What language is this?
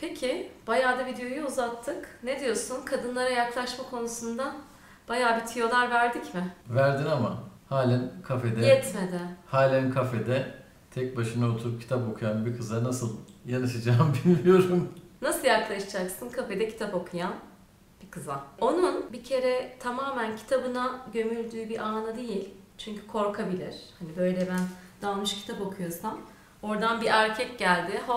Turkish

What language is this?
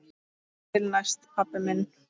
Icelandic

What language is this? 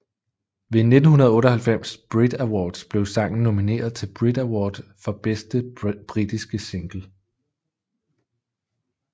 Danish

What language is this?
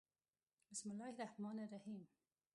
Pashto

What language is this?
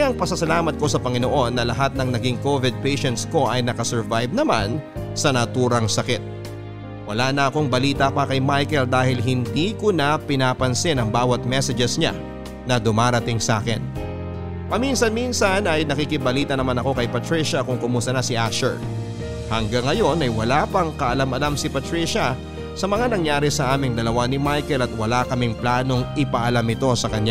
Filipino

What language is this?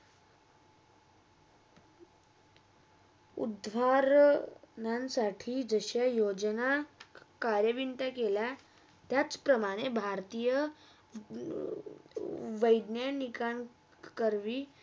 Marathi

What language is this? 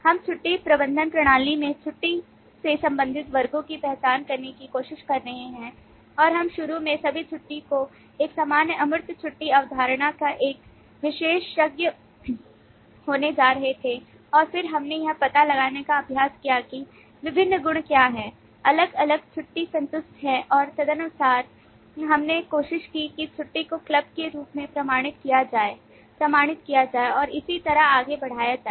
Hindi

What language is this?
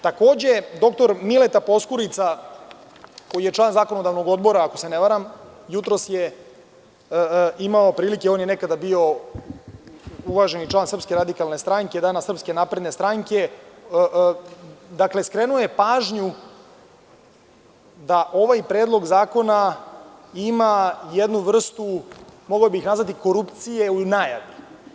Serbian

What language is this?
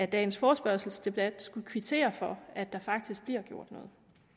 Danish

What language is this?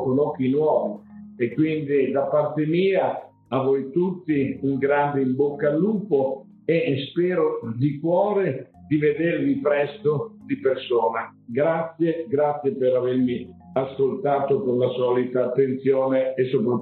Italian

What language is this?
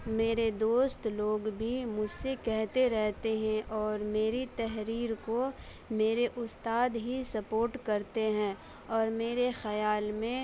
Urdu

